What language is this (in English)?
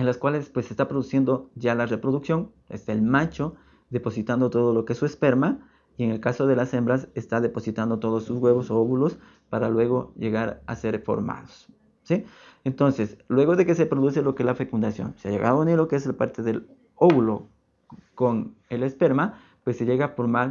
Spanish